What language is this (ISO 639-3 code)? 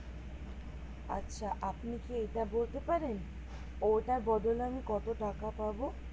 ben